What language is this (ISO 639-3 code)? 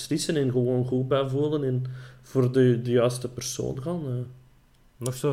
nld